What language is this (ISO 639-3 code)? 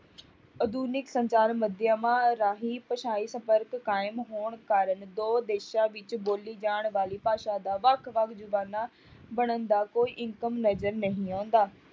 pan